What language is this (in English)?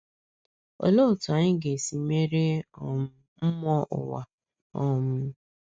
Igbo